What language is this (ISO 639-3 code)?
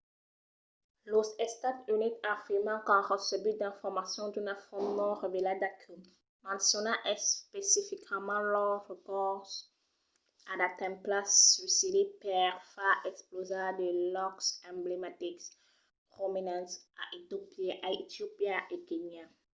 oci